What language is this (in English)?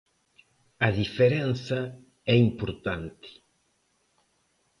Galician